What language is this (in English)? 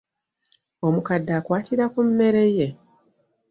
Ganda